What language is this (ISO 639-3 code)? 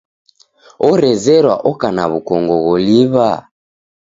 dav